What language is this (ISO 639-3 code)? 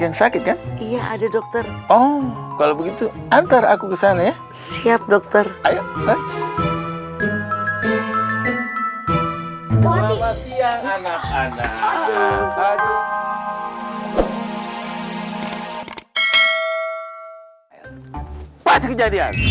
ind